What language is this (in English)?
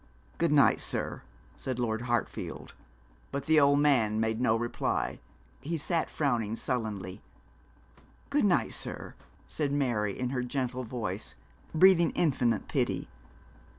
English